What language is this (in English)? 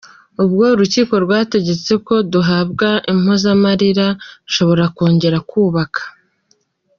Kinyarwanda